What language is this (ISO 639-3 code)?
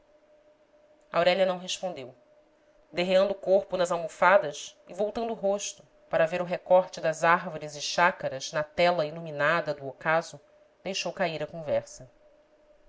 por